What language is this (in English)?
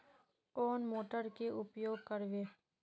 Magahi